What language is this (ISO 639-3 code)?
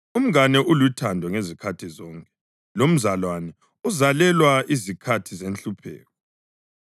nde